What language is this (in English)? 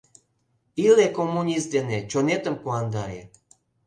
Mari